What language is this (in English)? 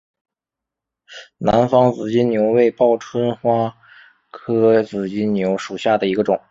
Chinese